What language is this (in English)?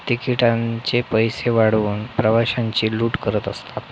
Marathi